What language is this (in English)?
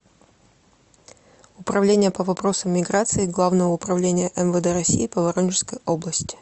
Russian